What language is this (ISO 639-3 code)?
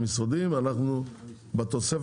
heb